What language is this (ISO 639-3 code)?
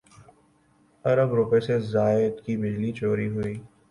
urd